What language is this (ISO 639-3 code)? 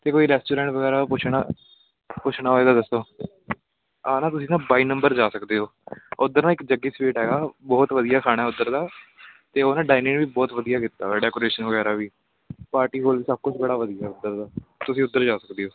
pan